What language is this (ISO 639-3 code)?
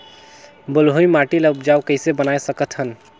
hne